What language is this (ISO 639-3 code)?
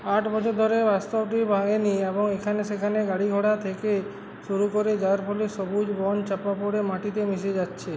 ben